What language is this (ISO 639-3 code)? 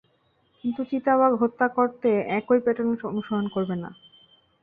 ben